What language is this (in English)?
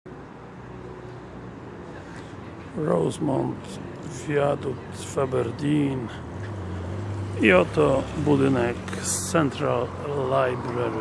Polish